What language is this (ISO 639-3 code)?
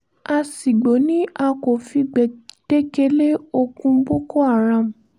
yor